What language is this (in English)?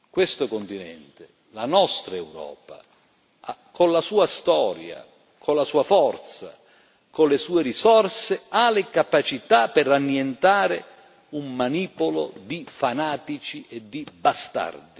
Italian